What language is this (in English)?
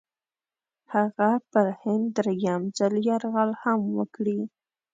Pashto